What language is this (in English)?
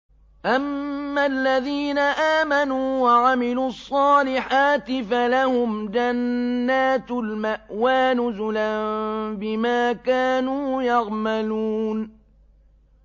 Arabic